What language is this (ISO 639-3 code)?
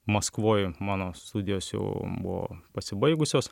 lit